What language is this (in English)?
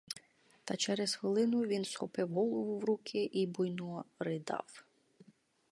Ukrainian